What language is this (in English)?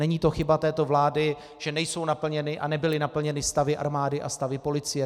Czech